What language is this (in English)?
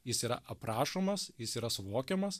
Lithuanian